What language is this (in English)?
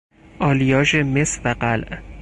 Persian